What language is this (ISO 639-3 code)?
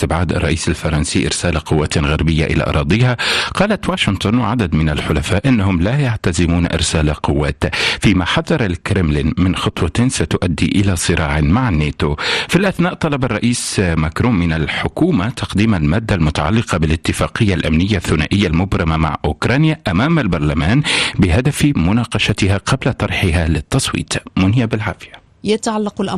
ara